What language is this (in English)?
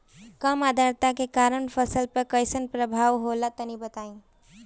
Bhojpuri